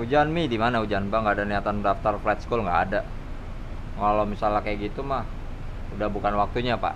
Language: Indonesian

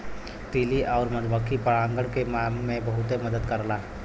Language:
Bhojpuri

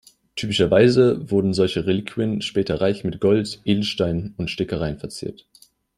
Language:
German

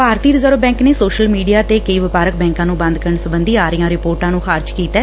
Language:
Punjabi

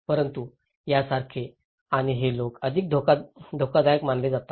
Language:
Marathi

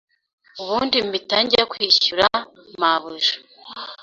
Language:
Kinyarwanda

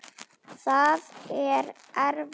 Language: Icelandic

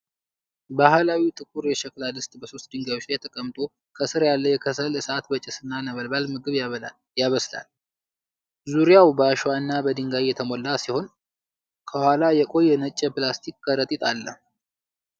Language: Amharic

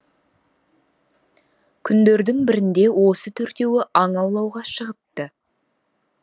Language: Kazakh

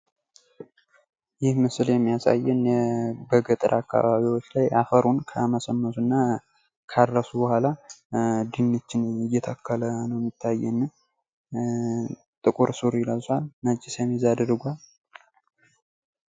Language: Amharic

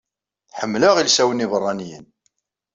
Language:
Kabyle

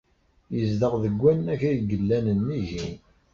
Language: Kabyle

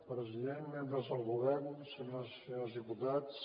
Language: Catalan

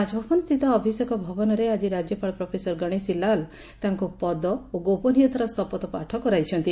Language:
Odia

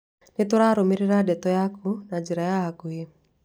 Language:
Kikuyu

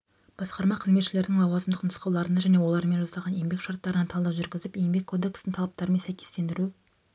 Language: Kazakh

